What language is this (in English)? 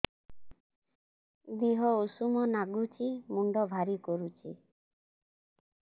Odia